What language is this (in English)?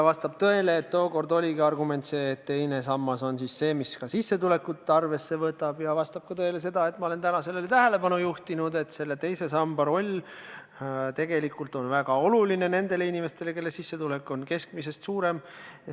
Estonian